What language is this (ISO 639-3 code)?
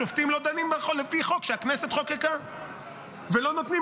heb